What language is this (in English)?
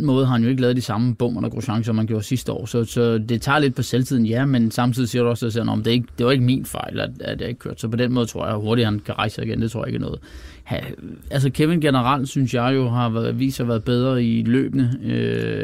Danish